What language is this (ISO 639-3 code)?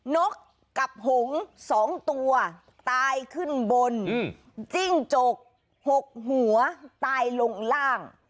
tha